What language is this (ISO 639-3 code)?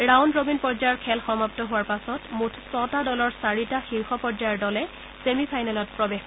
asm